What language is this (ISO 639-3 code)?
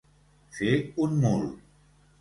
cat